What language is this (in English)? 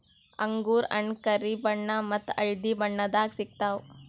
Kannada